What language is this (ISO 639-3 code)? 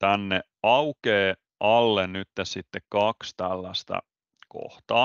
fin